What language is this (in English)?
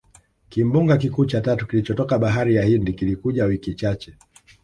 Swahili